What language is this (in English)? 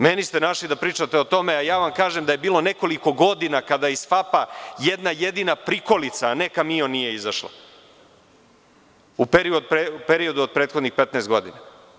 Serbian